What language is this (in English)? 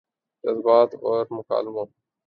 Urdu